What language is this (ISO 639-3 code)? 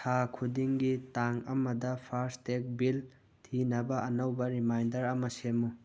mni